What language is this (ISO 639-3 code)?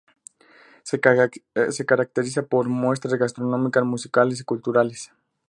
spa